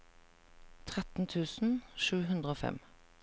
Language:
Norwegian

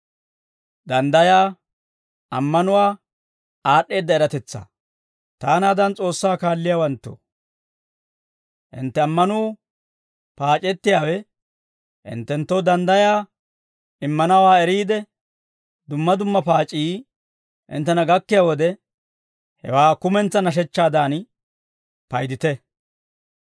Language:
Dawro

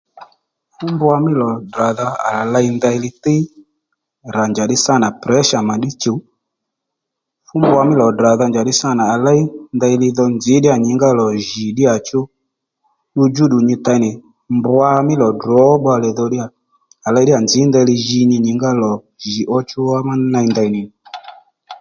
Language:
Lendu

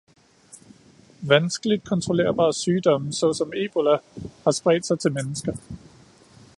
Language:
Danish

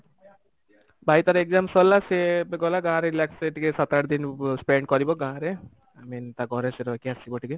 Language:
Odia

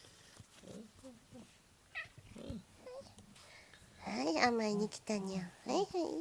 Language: Japanese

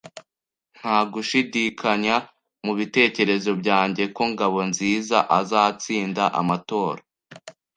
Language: Kinyarwanda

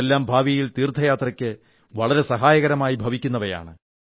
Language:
Malayalam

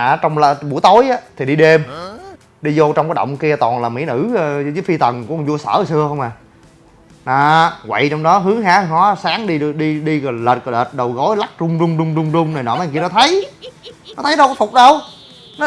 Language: Vietnamese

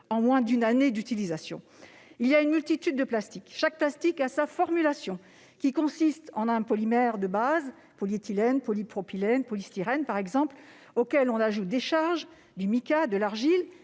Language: French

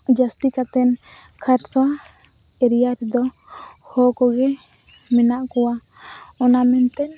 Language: Santali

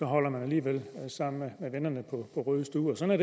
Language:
Danish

